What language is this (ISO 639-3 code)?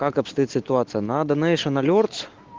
rus